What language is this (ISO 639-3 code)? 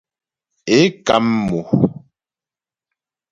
bbj